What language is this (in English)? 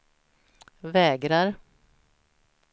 Swedish